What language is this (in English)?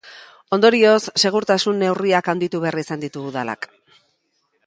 Basque